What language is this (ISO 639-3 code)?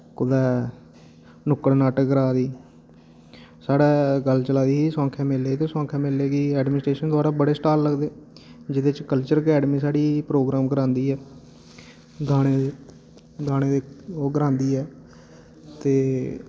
doi